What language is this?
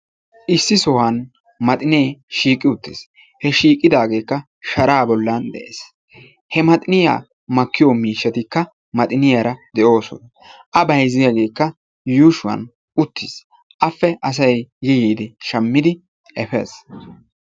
Wolaytta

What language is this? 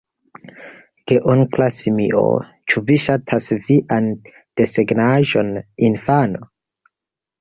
Esperanto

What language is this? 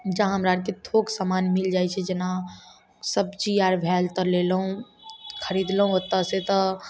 Maithili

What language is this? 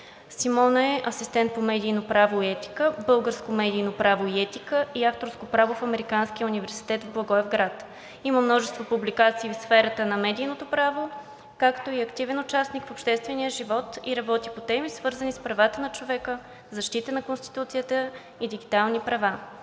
Bulgarian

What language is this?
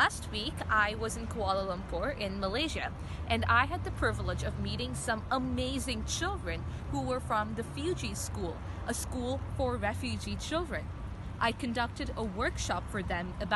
English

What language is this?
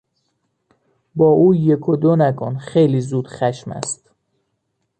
Persian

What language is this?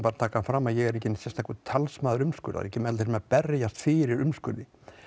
Icelandic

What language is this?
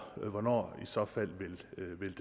Danish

